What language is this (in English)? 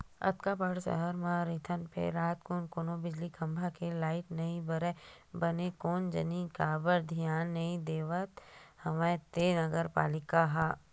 Chhattisgarhi